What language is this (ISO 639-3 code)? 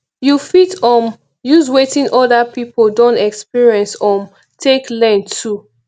pcm